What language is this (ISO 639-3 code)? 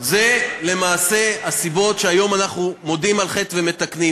heb